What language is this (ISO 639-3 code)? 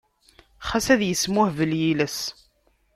kab